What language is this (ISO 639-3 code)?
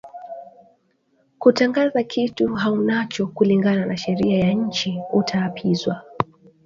swa